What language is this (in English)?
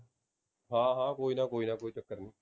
Punjabi